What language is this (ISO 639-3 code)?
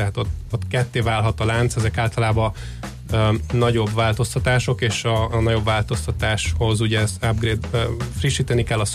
hun